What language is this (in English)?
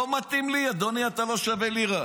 Hebrew